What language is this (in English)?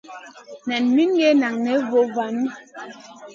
Masana